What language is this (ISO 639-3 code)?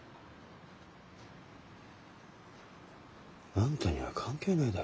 jpn